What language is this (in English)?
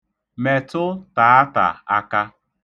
Igbo